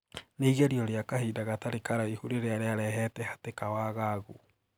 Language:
Kikuyu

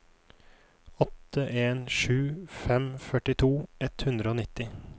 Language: Norwegian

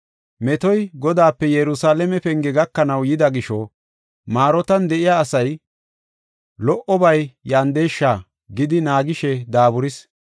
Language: Gofa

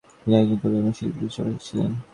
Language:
Bangla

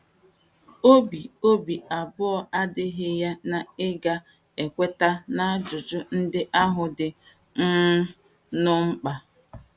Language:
Igbo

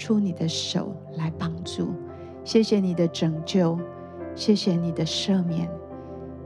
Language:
Chinese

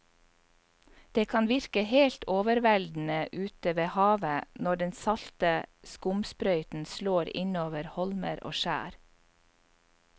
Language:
Norwegian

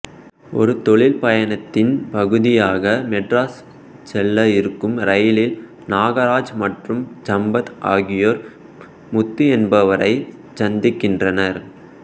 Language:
Tamil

